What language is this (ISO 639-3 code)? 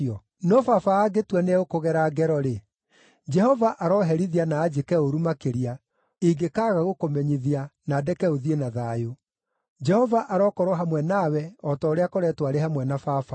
kik